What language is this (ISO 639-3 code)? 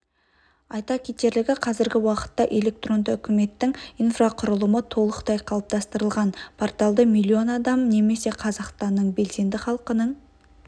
kaz